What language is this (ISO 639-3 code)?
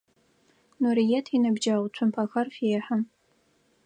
ady